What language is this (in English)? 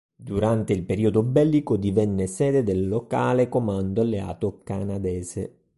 Italian